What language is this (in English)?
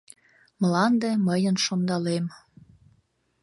Mari